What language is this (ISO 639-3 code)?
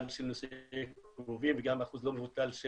heb